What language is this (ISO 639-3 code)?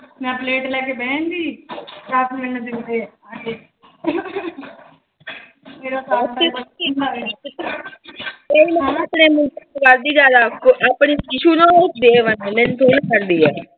pan